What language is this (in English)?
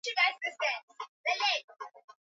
Swahili